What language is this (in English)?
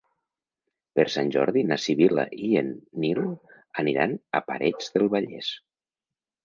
Catalan